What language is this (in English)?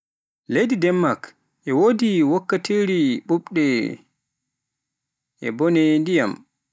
Pular